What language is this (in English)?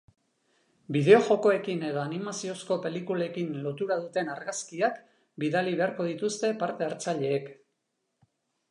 Basque